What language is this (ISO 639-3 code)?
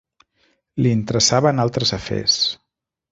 cat